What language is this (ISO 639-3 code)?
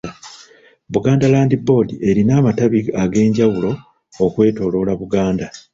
lug